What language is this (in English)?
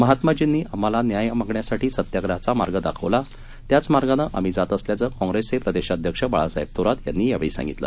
Marathi